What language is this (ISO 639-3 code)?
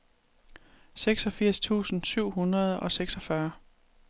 dan